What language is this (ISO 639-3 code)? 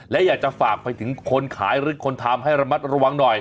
tha